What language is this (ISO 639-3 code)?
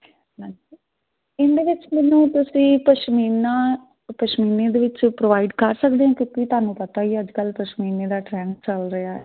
pan